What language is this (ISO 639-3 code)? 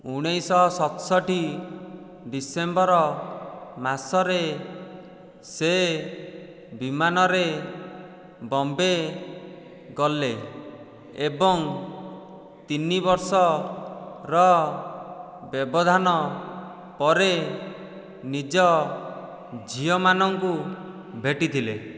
ori